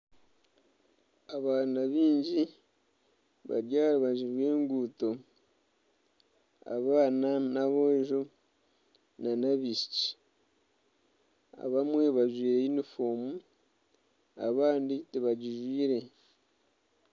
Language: Nyankole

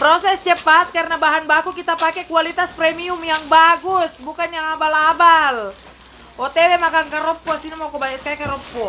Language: Indonesian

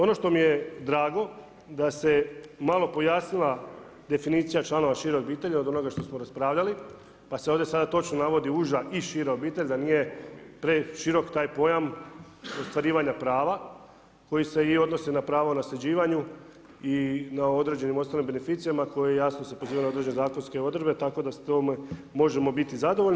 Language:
Croatian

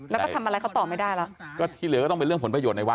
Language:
Thai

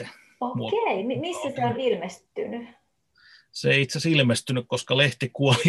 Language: Finnish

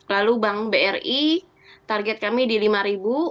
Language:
Indonesian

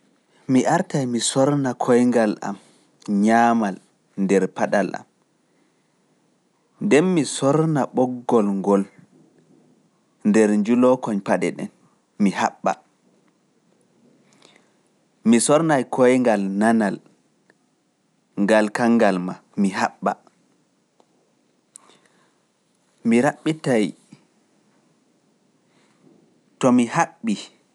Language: Pular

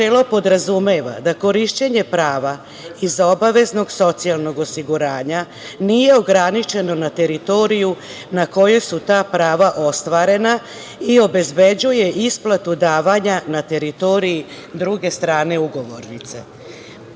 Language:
Serbian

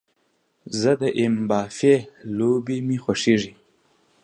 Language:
Pashto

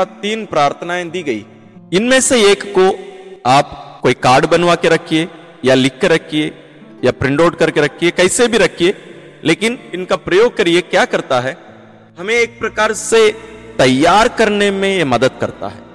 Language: Hindi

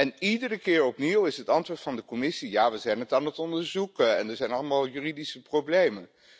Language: Dutch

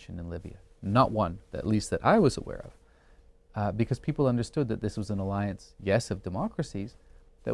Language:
English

